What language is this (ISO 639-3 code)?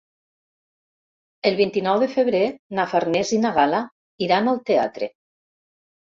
cat